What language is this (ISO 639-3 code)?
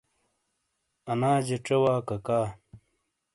scl